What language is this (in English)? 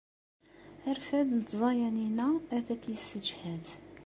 Kabyle